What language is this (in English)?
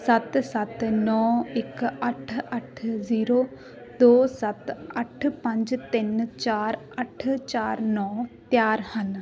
Punjabi